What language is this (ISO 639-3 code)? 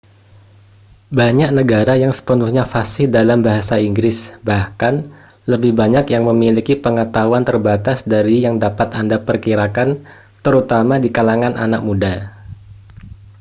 ind